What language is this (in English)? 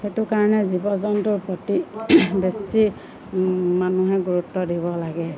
Assamese